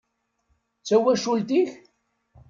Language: Kabyle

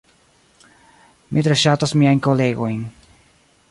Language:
Esperanto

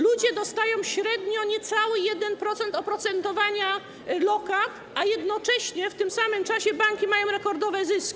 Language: Polish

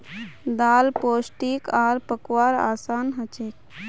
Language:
Magahi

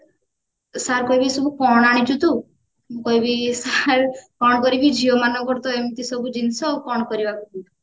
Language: Odia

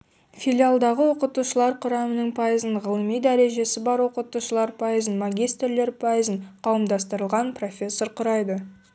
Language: Kazakh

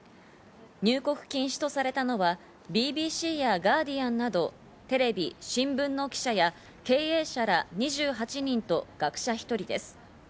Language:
Japanese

